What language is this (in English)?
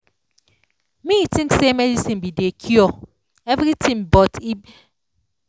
Nigerian Pidgin